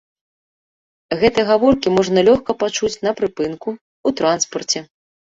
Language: Belarusian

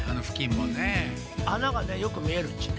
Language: Japanese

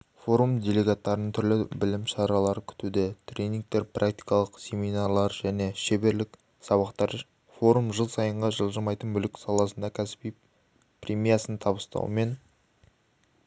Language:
Kazakh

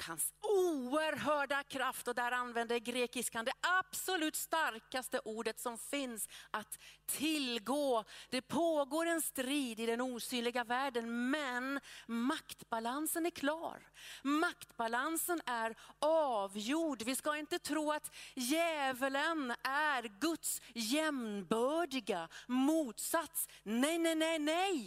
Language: Swedish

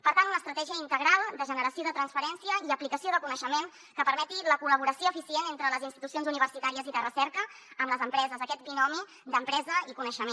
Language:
Catalan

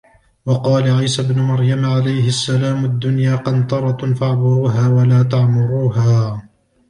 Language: Arabic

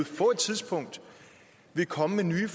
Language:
Danish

